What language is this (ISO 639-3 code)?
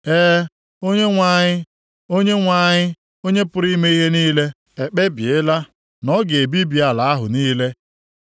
ibo